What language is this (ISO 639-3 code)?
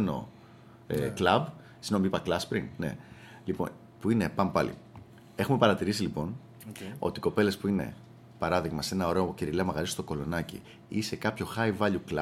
ell